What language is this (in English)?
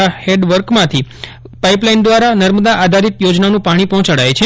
Gujarati